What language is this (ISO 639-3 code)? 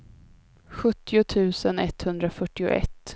swe